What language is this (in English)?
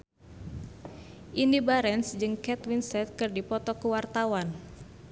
Sundanese